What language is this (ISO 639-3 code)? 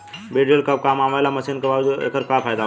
bho